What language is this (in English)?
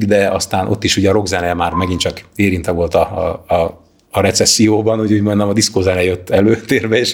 Hungarian